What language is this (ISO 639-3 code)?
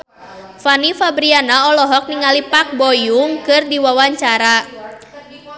sun